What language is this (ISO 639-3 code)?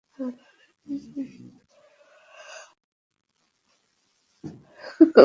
ben